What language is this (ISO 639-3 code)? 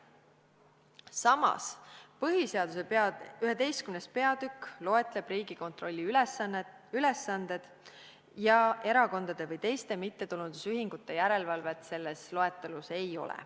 est